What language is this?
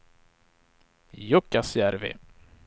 Swedish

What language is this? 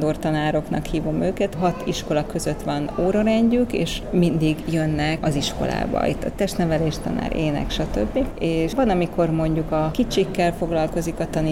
Hungarian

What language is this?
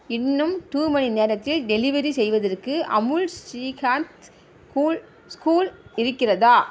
Tamil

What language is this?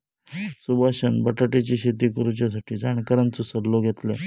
Marathi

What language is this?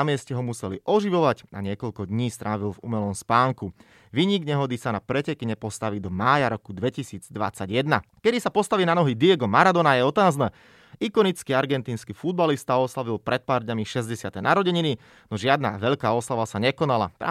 Slovak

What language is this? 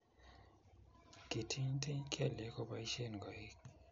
Kalenjin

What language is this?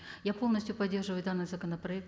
Kazakh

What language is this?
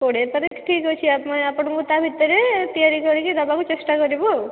Odia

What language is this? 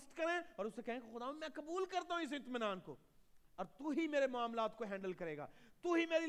Urdu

